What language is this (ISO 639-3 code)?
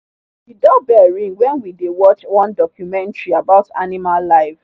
pcm